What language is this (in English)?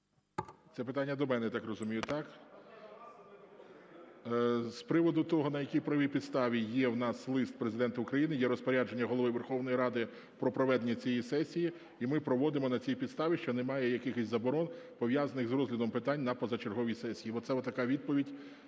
Ukrainian